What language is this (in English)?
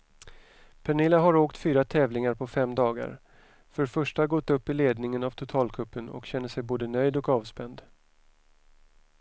Swedish